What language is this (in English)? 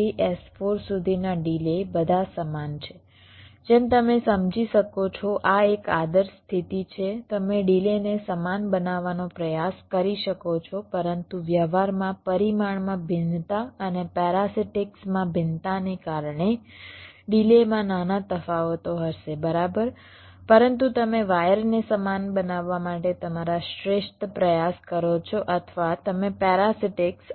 Gujarati